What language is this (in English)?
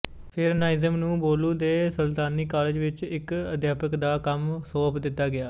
Punjabi